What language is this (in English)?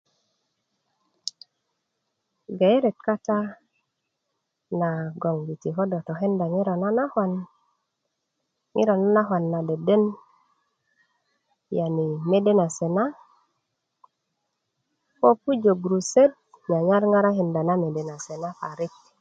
Kuku